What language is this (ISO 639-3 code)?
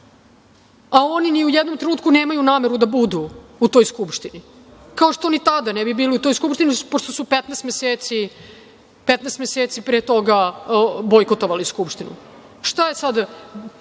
srp